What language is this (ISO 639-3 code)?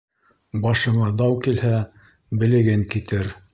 bak